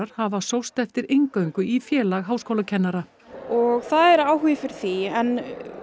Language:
Icelandic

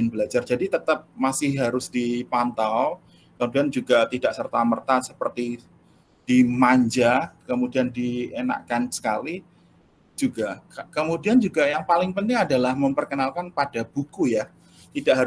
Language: Indonesian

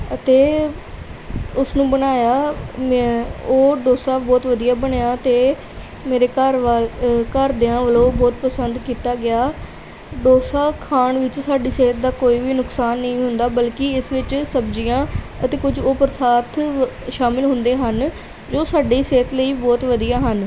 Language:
Punjabi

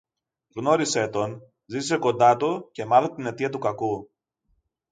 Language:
Greek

